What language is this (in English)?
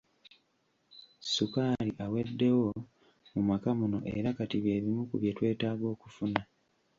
Ganda